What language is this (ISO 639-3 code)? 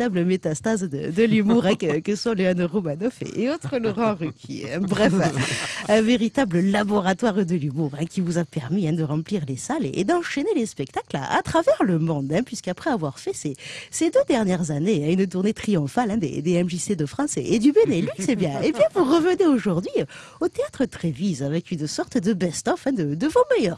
fra